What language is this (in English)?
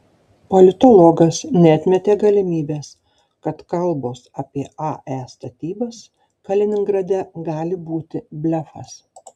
Lithuanian